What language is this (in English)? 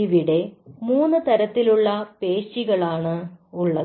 Malayalam